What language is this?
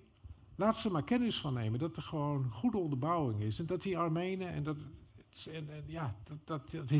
Dutch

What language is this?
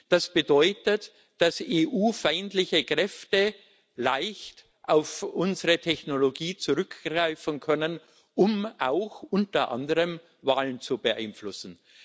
German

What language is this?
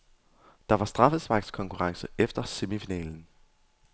Danish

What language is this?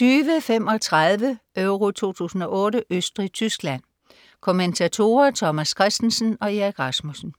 Danish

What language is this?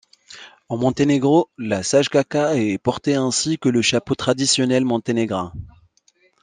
French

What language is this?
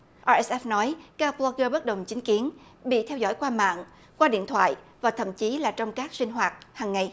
Vietnamese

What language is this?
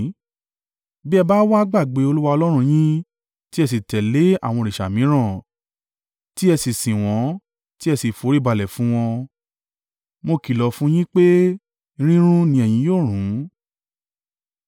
Yoruba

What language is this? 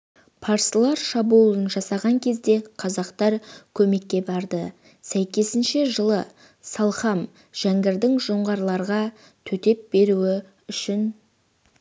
Kazakh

